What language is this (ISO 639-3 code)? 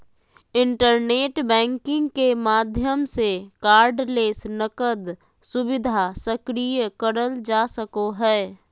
mag